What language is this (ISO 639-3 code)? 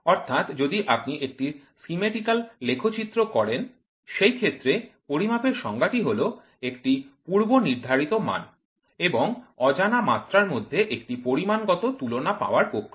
ben